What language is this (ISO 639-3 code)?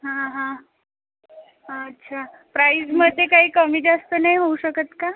mar